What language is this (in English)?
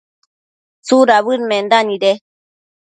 Matsés